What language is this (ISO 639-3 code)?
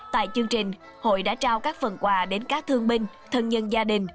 vie